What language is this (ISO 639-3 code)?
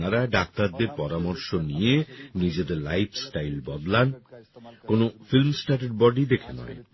ben